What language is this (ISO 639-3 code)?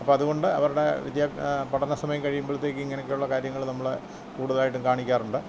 mal